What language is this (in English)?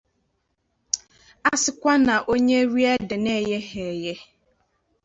Igbo